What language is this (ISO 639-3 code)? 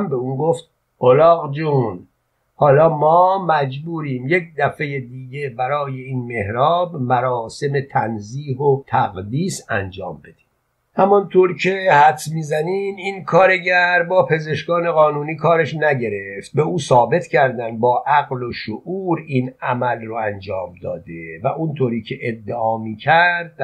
fas